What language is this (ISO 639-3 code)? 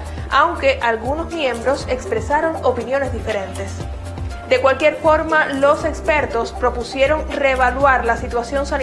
spa